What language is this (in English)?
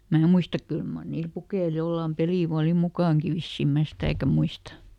Finnish